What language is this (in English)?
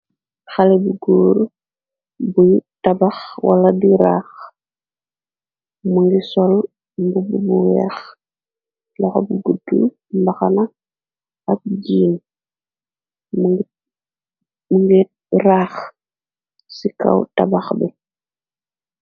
Wolof